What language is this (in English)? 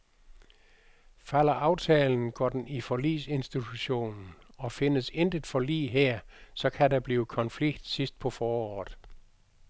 Danish